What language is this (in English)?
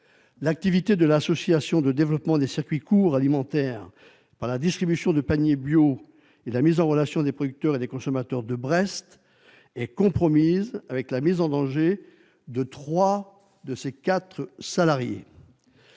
French